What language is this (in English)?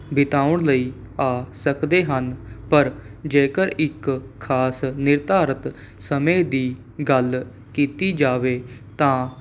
Punjabi